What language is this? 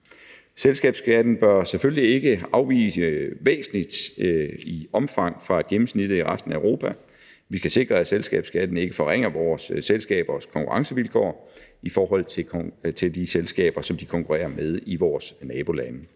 Danish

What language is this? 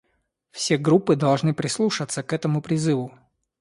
Russian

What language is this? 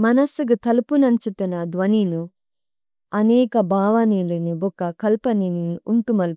Tulu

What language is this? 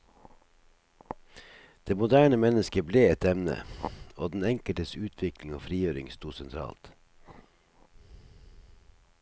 Norwegian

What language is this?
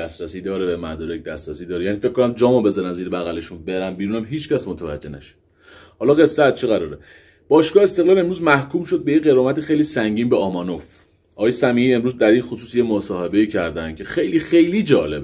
Persian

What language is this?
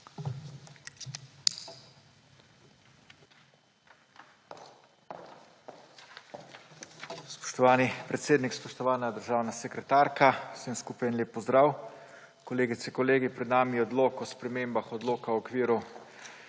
Slovenian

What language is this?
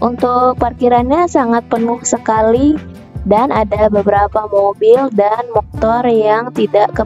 Indonesian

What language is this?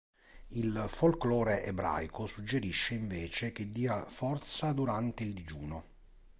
Italian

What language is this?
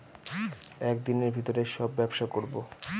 Bangla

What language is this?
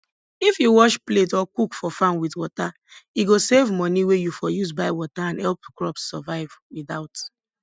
Nigerian Pidgin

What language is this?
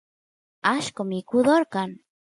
Santiago del Estero Quichua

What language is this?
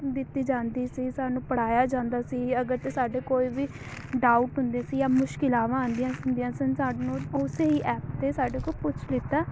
Punjabi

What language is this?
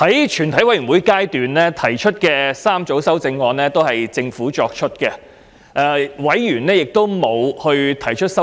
Cantonese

